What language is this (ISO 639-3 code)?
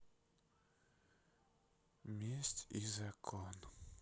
rus